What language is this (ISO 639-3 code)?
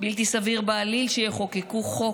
heb